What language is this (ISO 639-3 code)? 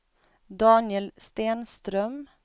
swe